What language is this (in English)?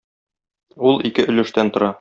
Tatar